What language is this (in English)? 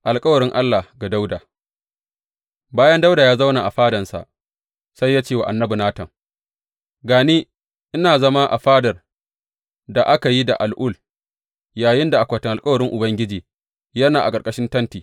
Hausa